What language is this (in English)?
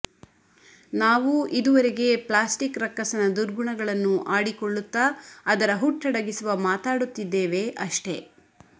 Kannada